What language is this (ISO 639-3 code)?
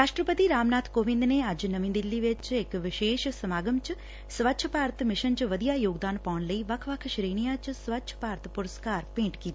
pan